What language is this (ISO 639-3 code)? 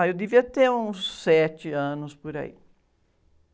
por